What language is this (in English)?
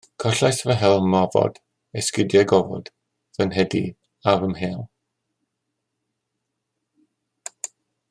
Welsh